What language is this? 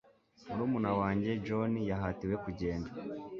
Kinyarwanda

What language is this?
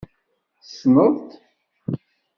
Kabyle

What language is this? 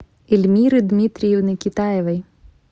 Russian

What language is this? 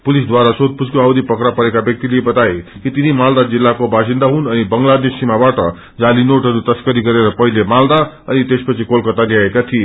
Nepali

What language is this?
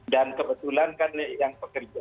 Indonesian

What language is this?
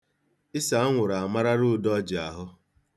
Igbo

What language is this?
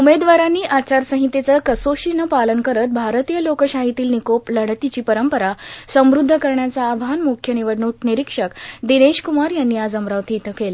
Marathi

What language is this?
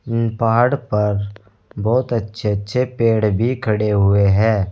Hindi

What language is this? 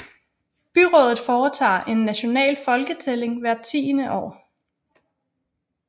Danish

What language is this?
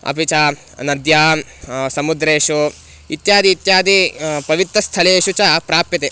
Sanskrit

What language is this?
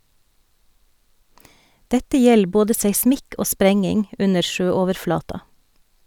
Norwegian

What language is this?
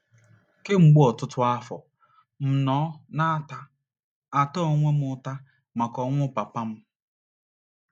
Igbo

